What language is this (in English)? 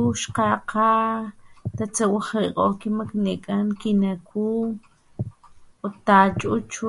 Papantla Totonac